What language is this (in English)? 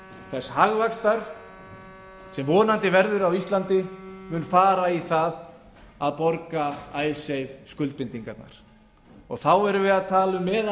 Icelandic